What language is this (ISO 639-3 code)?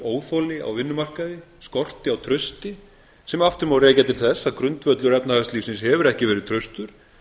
isl